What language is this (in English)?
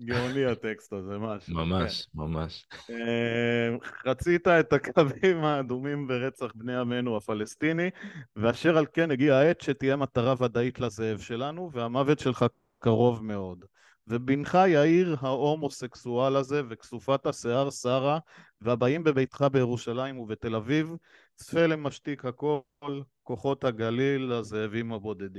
Hebrew